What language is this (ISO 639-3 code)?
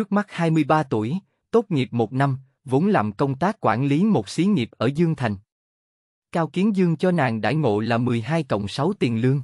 vie